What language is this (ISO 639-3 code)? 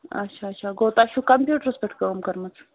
kas